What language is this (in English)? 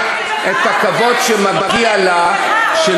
Hebrew